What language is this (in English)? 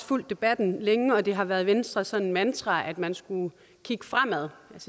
Danish